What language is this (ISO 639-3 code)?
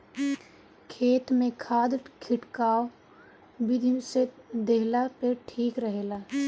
bho